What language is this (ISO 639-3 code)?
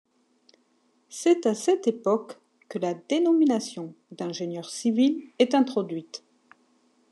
fra